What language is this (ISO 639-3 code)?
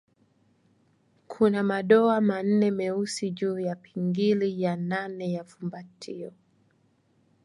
swa